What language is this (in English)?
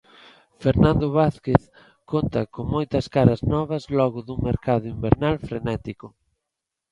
Galician